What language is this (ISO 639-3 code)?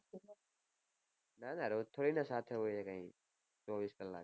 guj